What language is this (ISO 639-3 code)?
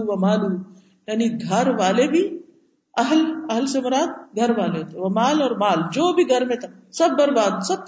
urd